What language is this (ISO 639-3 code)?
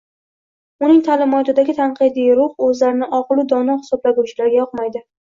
uzb